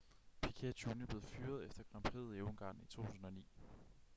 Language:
Danish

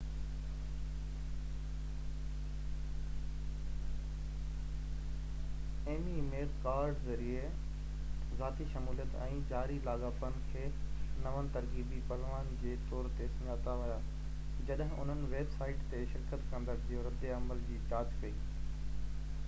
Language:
Sindhi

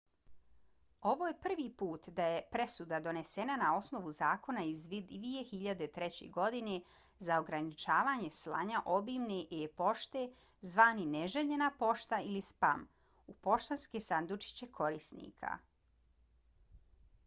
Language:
Bosnian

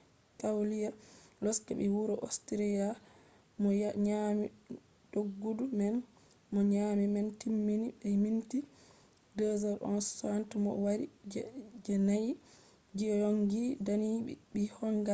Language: Fula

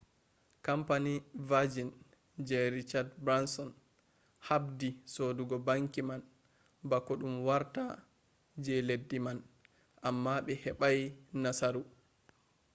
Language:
Fula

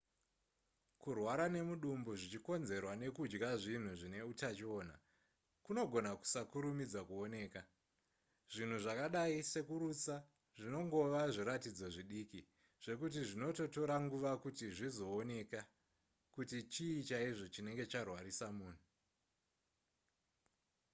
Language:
Shona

